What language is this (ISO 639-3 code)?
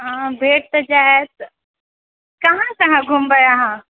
mai